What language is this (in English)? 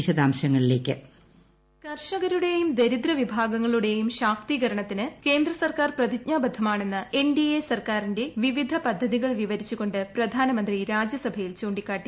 Malayalam